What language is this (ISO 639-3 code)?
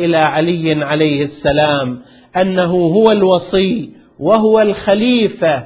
ara